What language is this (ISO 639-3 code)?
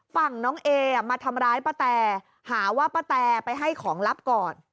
tha